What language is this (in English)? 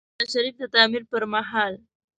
Pashto